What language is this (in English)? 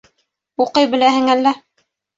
Bashkir